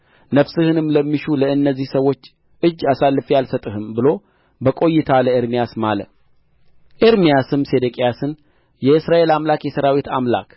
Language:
Amharic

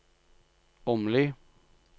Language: Norwegian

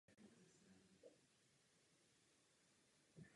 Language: Czech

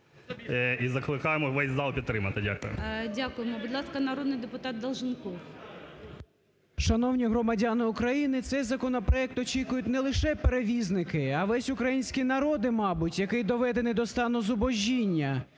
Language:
Ukrainian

